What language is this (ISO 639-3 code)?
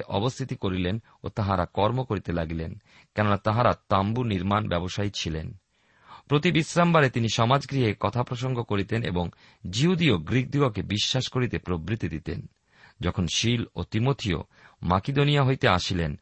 ben